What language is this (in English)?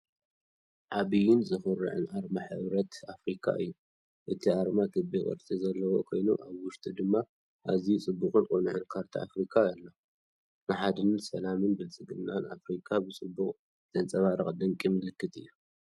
Tigrinya